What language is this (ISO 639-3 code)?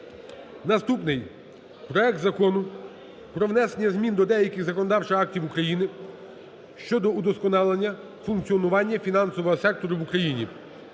ukr